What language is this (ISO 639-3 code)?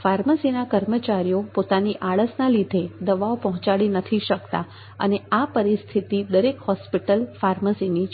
guj